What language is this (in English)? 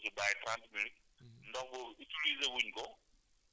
Wolof